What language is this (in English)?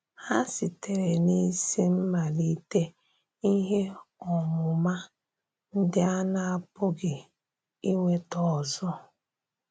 Igbo